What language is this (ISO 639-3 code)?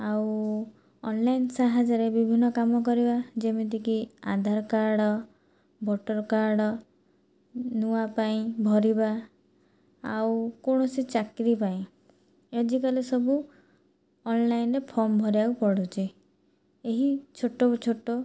ori